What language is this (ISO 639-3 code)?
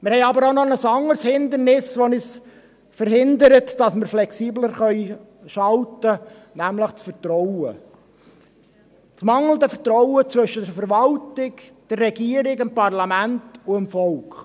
gsw